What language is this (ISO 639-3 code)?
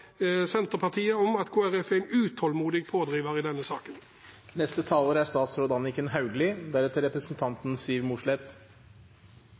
nob